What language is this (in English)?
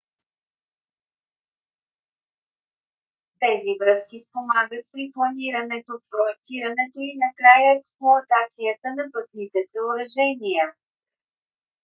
Bulgarian